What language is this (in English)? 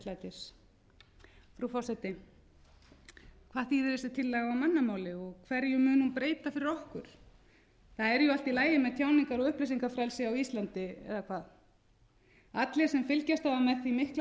Icelandic